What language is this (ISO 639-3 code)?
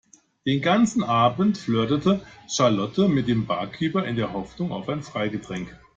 deu